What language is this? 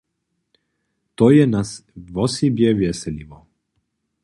Upper Sorbian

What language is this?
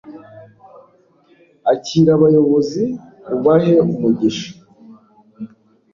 Kinyarwanda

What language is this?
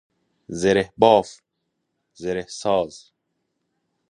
Persian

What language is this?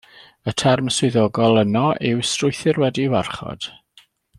Welsh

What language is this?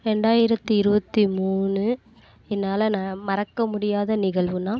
Tamil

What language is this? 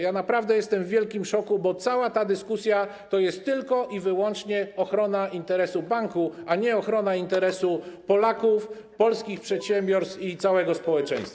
Polish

